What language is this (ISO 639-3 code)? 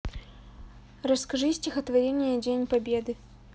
rus